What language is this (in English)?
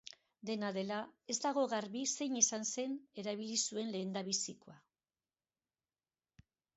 Basque